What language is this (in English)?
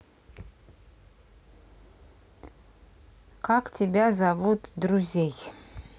Russian